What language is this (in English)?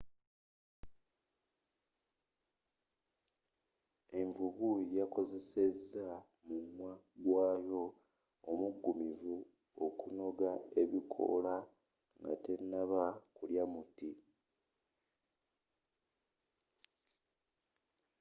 Ganda